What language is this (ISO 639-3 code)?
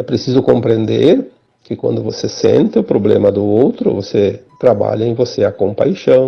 por